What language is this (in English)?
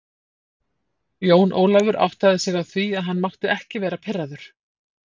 Icelandic